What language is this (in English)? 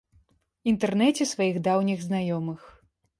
Belarusian